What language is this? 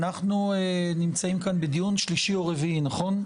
Hebrew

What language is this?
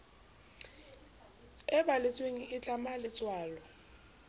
Southern Sotho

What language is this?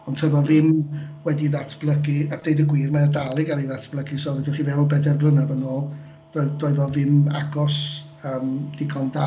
Welsh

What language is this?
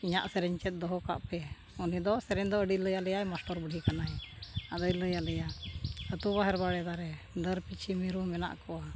Santali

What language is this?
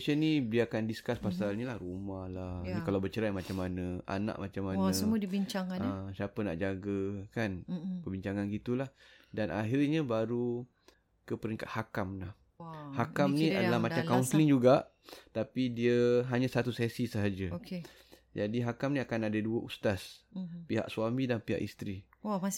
Malay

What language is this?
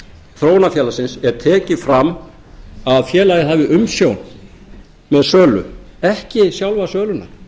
Icelandic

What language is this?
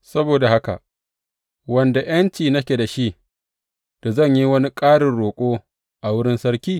Hausa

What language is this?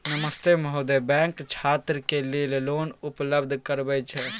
Maithili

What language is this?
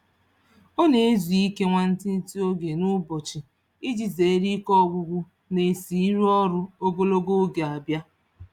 Igbo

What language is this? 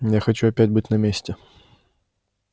Russian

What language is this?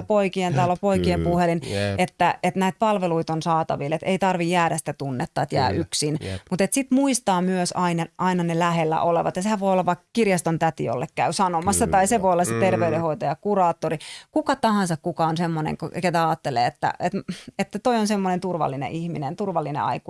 Finnish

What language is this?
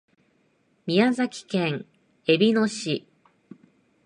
Japanese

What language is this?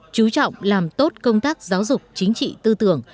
Vietnamese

